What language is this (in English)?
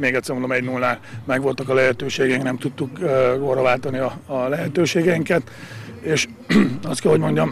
Hungarian